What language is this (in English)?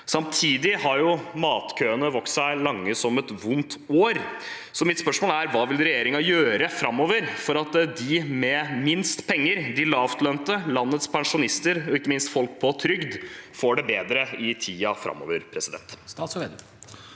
Norwegian